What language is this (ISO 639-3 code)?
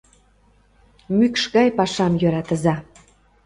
chm